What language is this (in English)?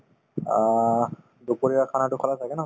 Assamese